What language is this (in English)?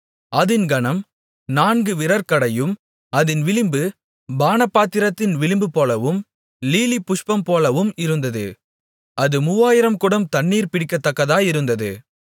Tamil